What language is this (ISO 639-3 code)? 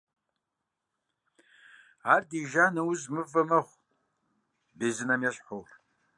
kbd